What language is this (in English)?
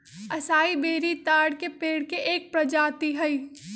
Magahi